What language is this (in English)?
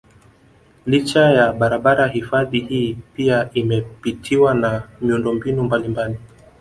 Swahili